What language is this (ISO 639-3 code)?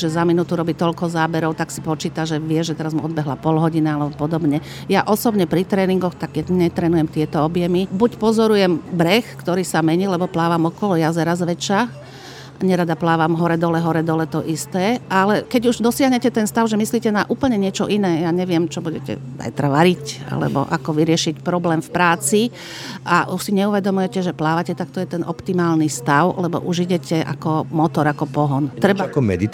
slk